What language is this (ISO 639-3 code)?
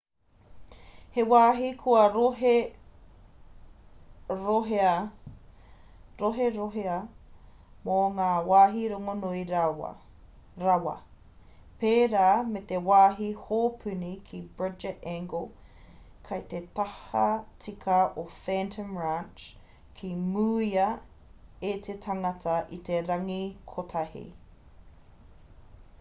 mri